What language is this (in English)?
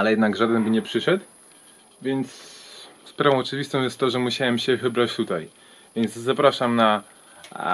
Polish